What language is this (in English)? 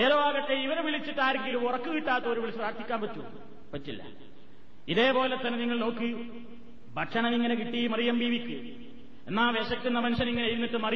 Malayalam